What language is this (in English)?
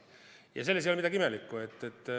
Estonian